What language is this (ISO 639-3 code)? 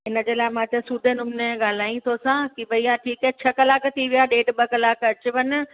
snd